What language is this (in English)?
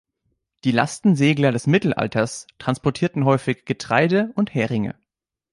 German